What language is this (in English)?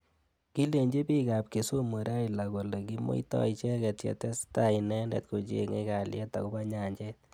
Kalenjin